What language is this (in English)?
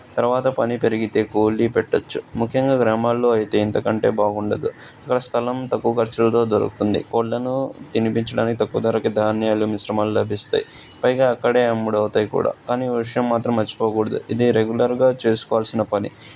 Telugu